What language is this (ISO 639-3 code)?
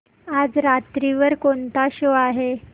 mar